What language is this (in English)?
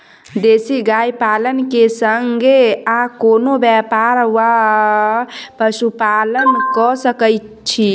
Maithili